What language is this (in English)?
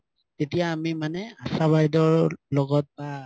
Assamese